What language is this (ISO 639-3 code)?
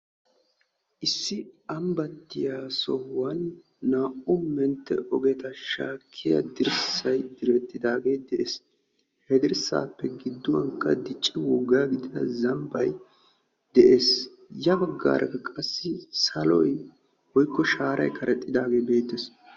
wal